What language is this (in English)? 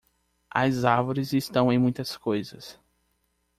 Portuguese